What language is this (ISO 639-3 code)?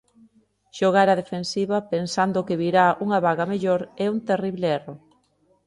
glg